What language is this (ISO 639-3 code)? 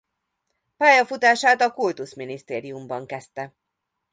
hun